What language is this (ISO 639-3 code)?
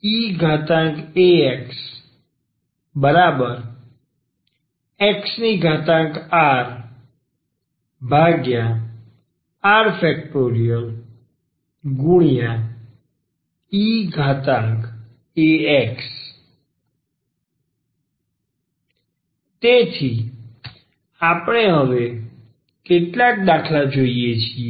guj